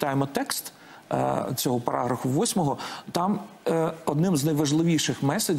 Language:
Ukrainian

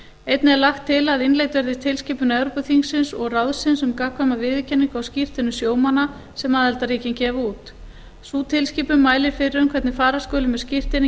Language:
Icelandic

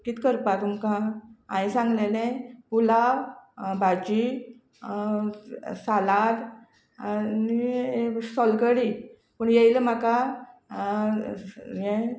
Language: Konkani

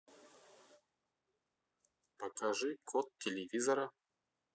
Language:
Russian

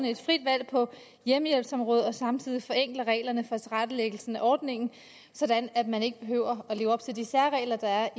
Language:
Danish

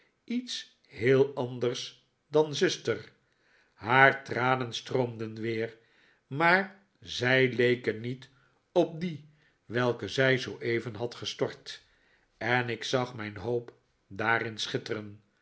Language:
Dutch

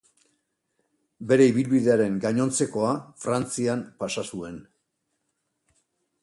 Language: Basque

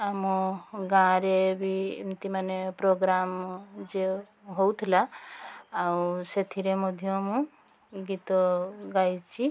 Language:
Odia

